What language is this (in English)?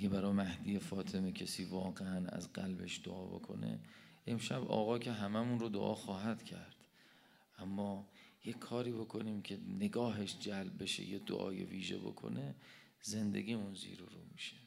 Persian